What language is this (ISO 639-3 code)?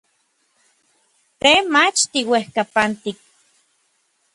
nlv